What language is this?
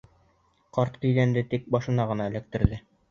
Bashkir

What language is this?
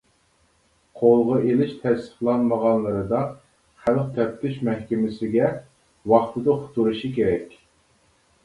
Uyghur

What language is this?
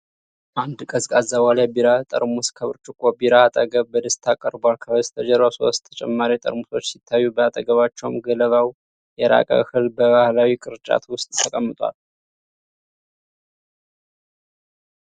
Amharic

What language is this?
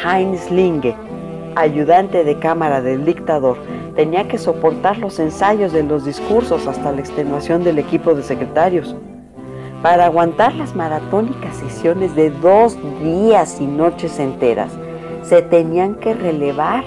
Spanish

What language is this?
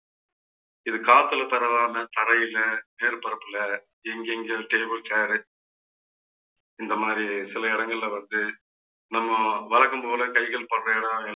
Tamil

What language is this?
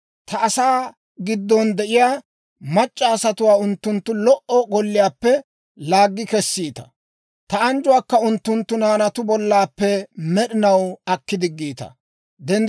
Dawro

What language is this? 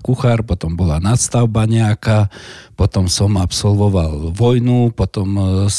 Slovak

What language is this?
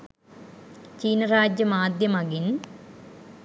Sinhala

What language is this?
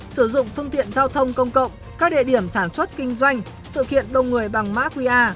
Vietnamese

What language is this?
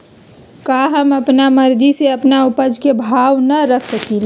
Magahi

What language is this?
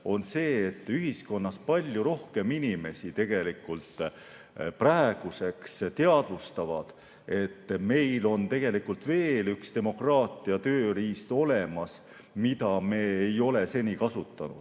Estonian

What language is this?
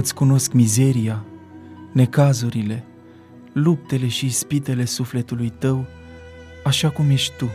Romanian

